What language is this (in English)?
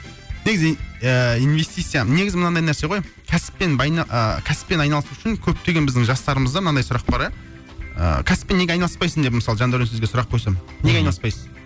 Kazakh